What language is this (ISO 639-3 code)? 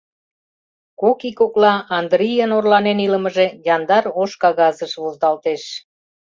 chm